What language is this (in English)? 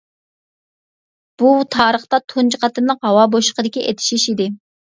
Uyghur